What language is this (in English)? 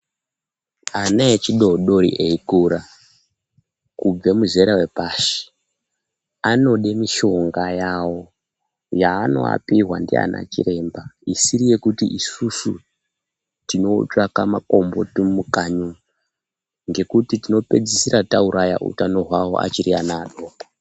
Ndau